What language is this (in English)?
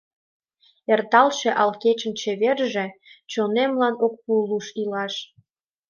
Mari